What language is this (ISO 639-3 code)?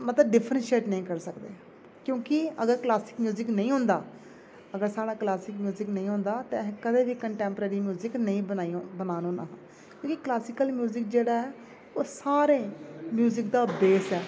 doi